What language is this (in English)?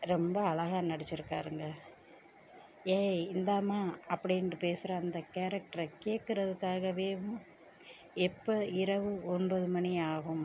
Tamil